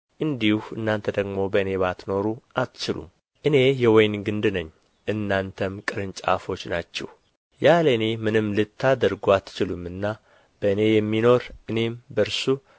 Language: Amharic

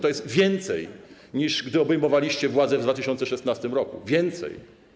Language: Polish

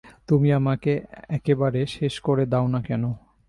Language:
Bangla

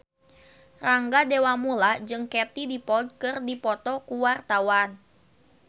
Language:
Sundanese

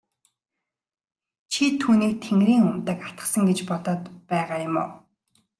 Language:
Mongolian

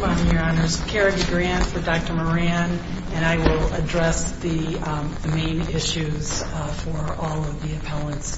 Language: English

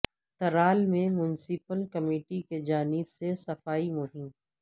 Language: Urdu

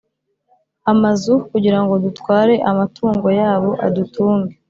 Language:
Kinyarwanda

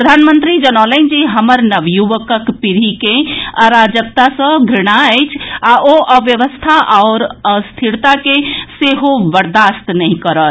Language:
Maithili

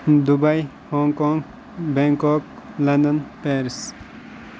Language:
Kashmiri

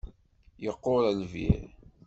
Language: Kabyle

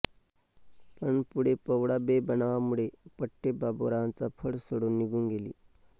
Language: Marathi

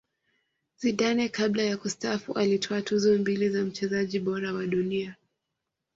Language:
Swahili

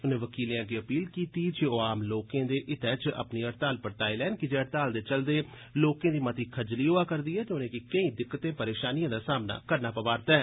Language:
Dogri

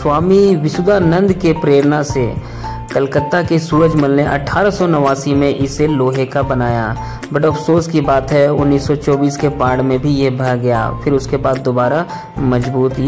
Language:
Hindi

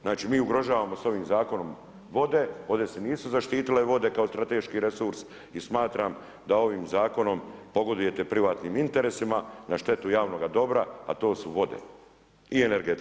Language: Croatian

